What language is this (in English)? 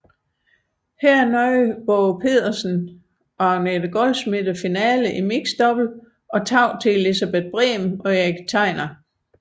Danish